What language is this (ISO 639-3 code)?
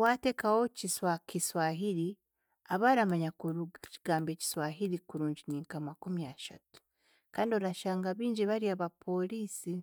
cgg